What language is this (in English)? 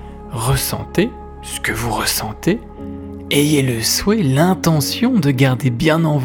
French